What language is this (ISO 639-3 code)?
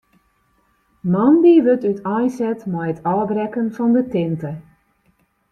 fry